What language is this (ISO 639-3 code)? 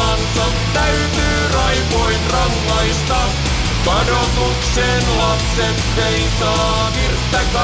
fin